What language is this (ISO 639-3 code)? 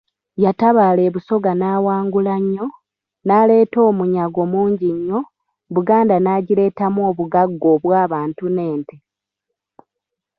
lug